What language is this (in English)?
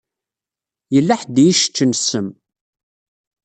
Kabyle